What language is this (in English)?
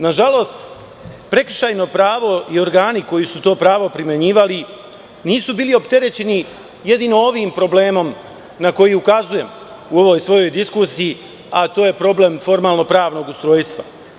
Serbian